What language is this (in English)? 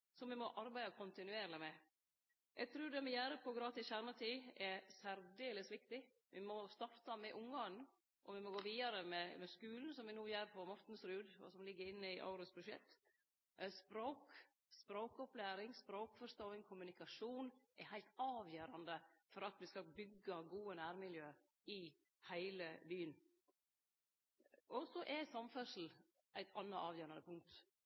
Norwegian Nynorsk